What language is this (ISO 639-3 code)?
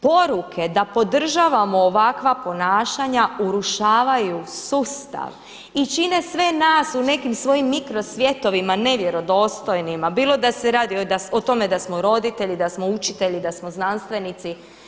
hrv